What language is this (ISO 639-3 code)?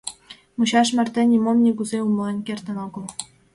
chm